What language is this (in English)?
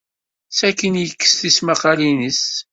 Kabyle